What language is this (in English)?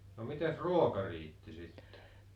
Finnish